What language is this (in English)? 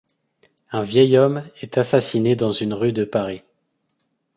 French